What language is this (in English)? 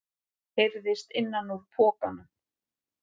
Icelandic